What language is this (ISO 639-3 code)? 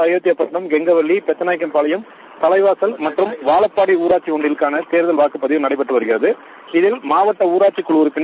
tam